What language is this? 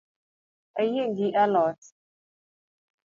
Luo (Kenya and Tanzania)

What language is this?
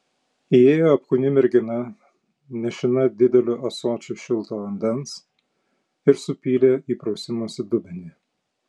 Lithuanian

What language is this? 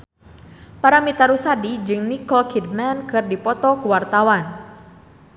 Sundanese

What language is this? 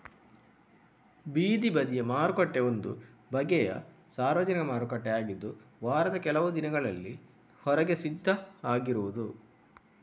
Kannada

